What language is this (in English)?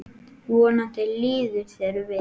Icelandic